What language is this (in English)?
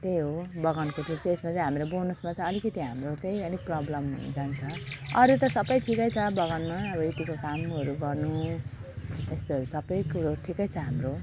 Nepali